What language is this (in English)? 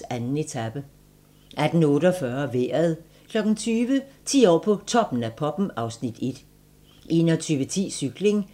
Danish